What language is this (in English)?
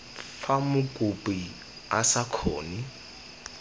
Tswana